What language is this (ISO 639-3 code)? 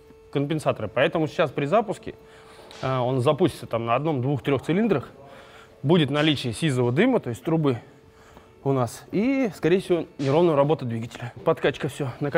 rus